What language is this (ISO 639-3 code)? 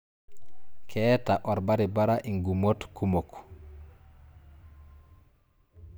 mas